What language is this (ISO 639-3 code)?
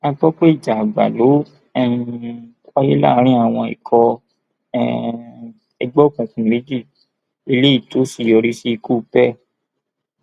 yor